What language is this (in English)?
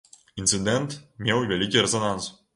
Belarusian